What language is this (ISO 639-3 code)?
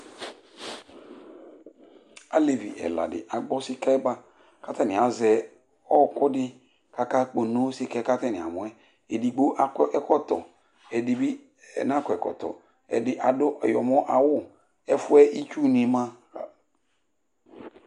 kpo